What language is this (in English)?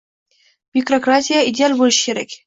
Uzbek